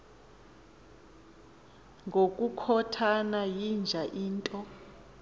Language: Xhosa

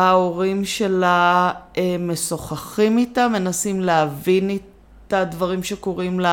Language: Hebrew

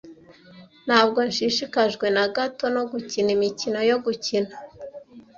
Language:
Kinyarwanda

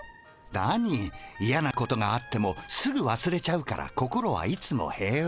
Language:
Japanese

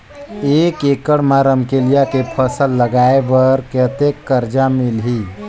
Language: Chhattisgarhi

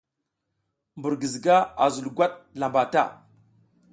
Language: South Giziga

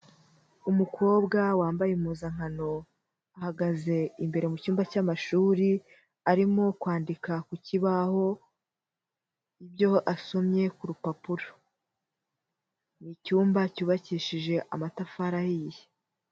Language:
Kinyarwanda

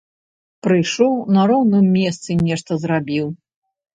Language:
Belarusian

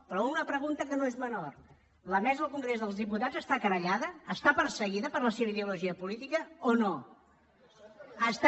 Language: Catalan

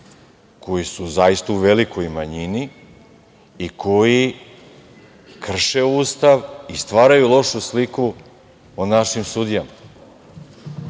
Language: Serbian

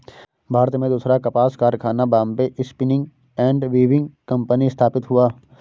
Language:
Hindi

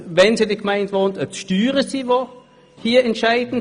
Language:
Swiss German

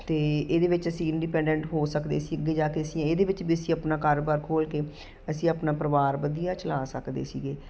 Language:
Punjabi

